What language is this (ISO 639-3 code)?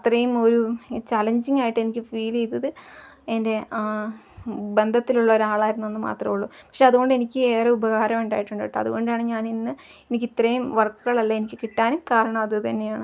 mal